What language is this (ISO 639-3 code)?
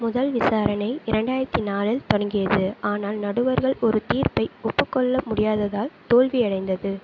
tam